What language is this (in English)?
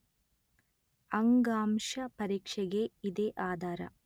Kannada